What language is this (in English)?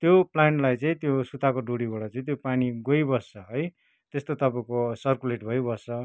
Nepali